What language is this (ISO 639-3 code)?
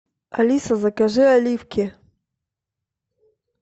rus